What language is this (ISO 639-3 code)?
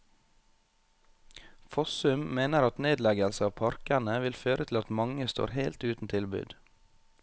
nor